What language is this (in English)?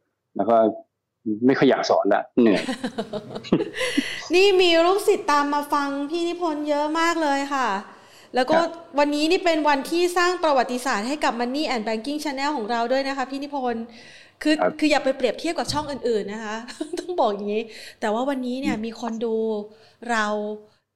Thai